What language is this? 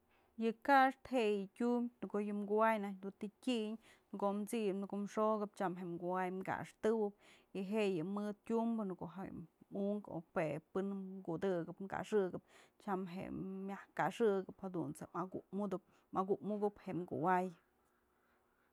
Mazatlán Mixe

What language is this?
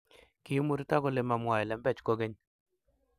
Kalenjin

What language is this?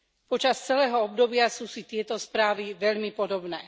Slovak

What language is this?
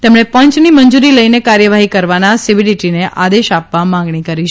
Gujarati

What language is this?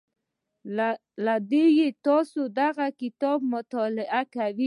Pashto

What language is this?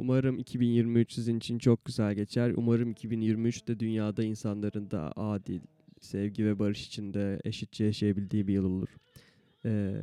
Turkish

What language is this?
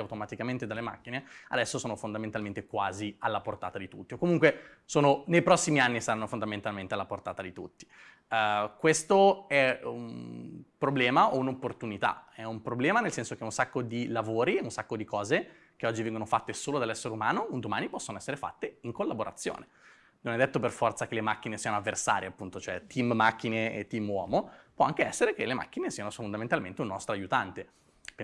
Italian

